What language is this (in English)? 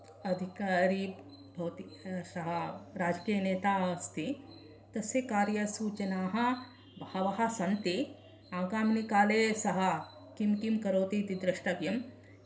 Sanskrit